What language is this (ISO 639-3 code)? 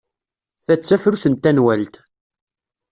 kab